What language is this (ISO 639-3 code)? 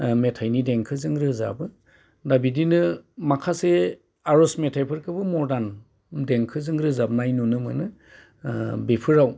brx